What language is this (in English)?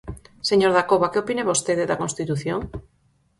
Galician